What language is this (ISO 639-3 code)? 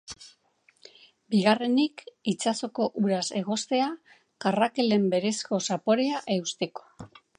eus